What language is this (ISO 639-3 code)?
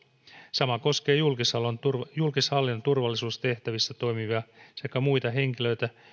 fin